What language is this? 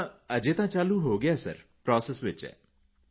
Punjabi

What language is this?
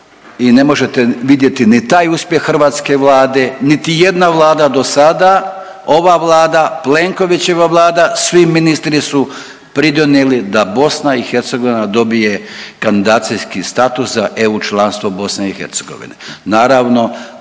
Croatian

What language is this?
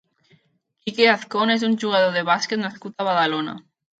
Catalan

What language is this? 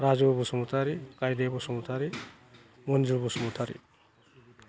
Bodo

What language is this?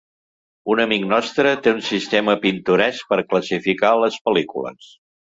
Catalan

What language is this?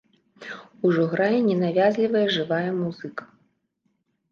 Belarusian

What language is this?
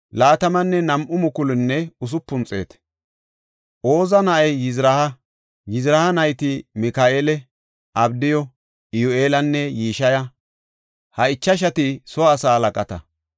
Gofa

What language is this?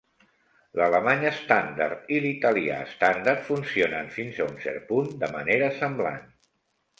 Catalan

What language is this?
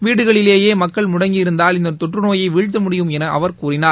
Tamil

